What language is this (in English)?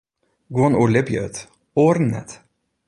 Western Frisian